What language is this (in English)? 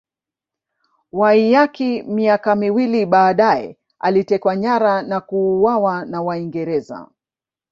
Swahili